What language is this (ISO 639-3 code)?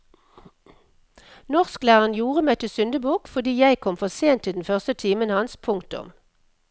nor